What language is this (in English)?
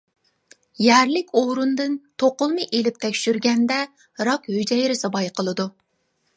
Uyghur